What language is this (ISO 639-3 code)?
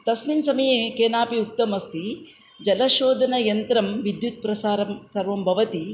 san